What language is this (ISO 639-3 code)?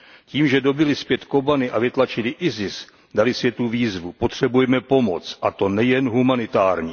ces